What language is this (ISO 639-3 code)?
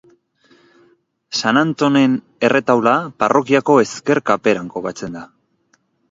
eus